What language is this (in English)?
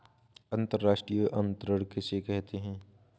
Hindi